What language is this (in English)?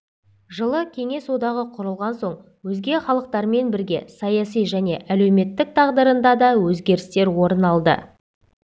Kazakh